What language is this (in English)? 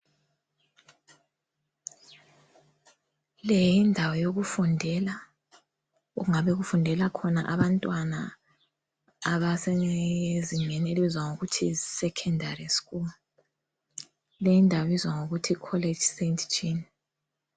North Ndebele